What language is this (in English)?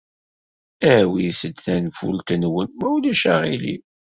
Kabyle